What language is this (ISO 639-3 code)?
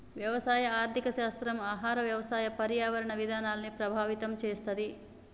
tel